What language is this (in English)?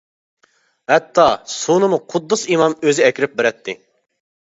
Uyghur